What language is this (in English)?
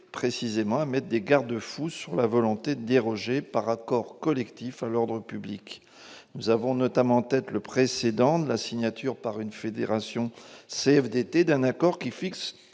French